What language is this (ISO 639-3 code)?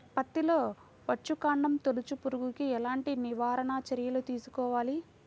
tel